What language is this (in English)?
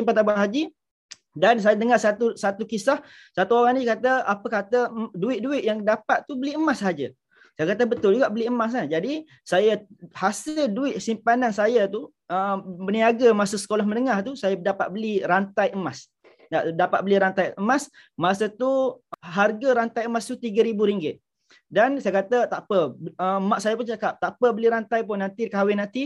Malay